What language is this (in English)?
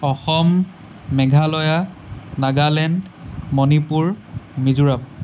Assamese